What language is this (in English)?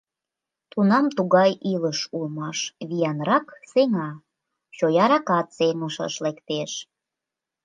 Mari